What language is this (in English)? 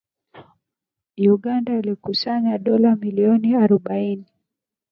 Swahili